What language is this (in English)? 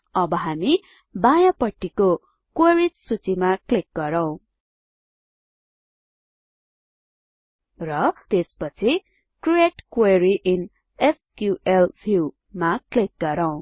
Nepali